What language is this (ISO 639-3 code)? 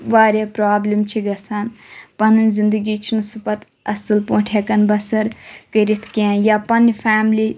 kas